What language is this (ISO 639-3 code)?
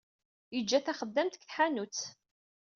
kab